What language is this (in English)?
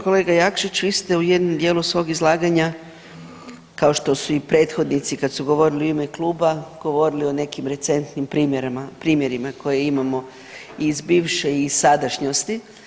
Croatian